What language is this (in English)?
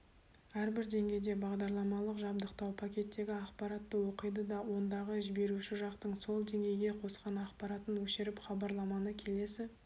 Kazakh